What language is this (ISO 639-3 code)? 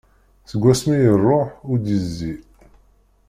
kab